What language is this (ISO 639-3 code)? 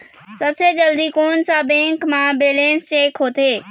hne